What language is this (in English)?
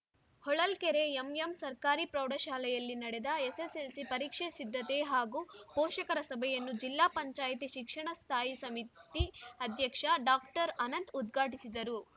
Kannada